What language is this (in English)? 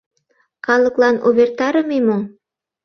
Mari